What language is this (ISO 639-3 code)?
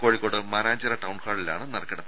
mal